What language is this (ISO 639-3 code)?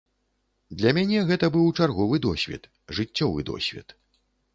bel